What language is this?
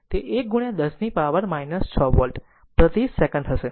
Gujarati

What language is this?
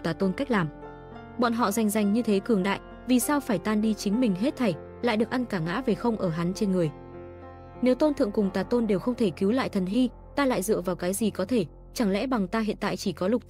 Vietnamese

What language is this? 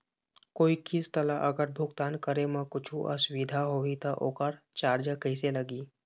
Chhattisgarhi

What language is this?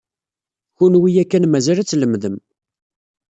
Kabyle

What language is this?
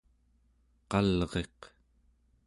Central Yupik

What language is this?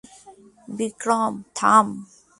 Bangla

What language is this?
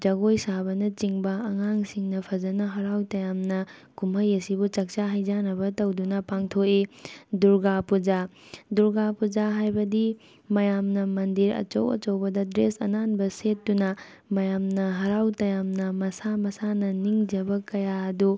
Manipuri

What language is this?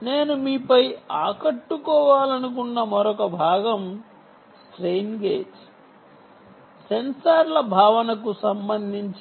Telugu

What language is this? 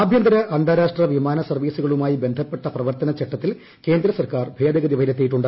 Malayalam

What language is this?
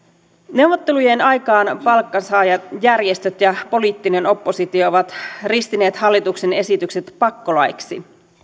Finnish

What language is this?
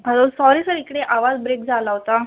Marathi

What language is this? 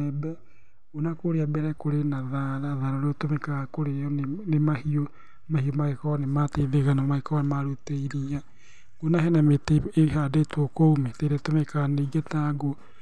Kikuyu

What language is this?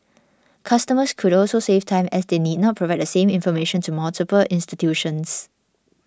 English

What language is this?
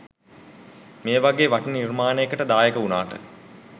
Sinhala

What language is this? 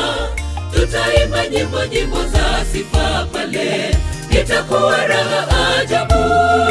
Portuguese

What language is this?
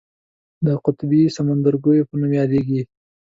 Pashto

